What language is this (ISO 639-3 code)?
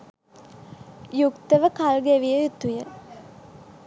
sin